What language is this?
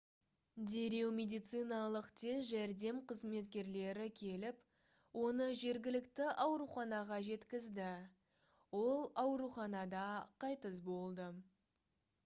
Kazakh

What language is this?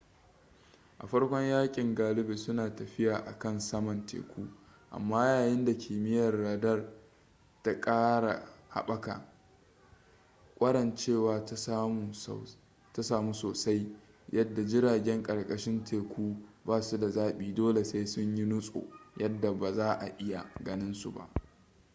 Hausa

